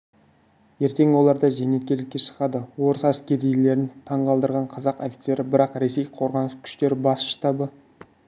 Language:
Kazakh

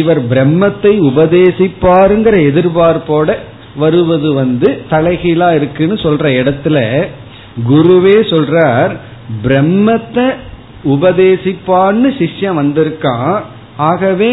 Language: Tamil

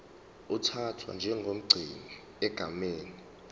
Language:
Zulu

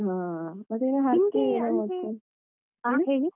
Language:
Kannada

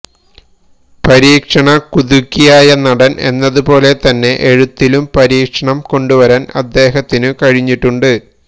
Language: Malayalam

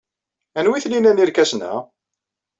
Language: Kabyle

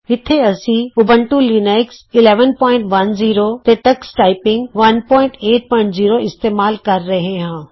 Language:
Punjabi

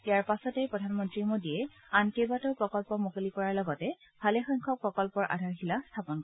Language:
Assamese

